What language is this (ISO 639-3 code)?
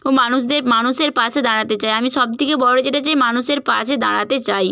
ben